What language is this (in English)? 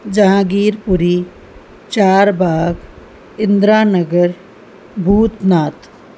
Sindhi